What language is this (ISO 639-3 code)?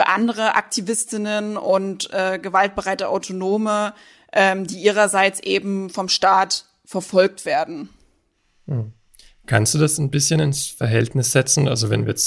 deu